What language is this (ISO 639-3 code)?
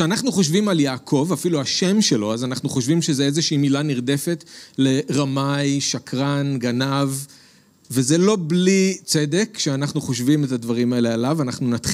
heb